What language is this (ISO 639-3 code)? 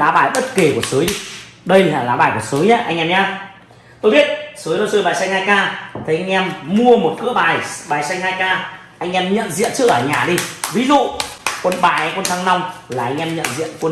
vie